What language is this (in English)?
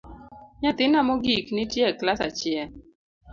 Luo (Kenya and Tanzania)